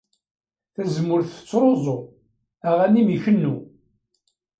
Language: Kabyle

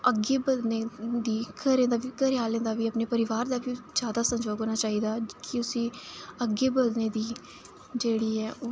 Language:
Dogri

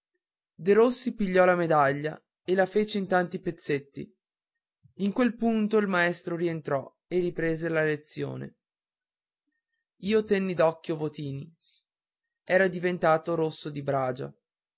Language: Italian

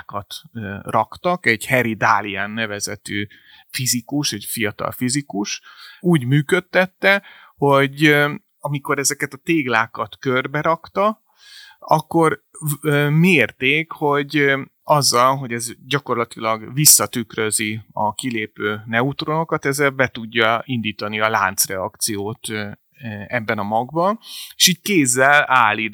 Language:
Hungarian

